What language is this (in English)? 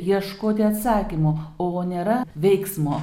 Lithuanian